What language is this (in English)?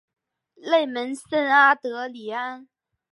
Chinese